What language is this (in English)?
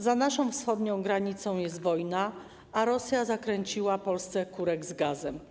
Polish